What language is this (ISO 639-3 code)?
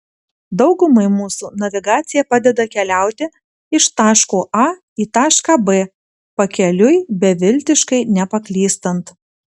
lit